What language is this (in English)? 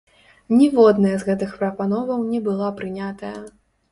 Belarusian